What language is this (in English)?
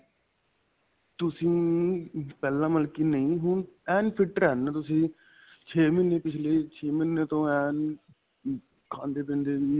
Punjabi